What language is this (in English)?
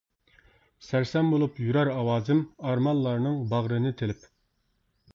Uyghur